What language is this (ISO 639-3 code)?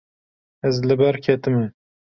kur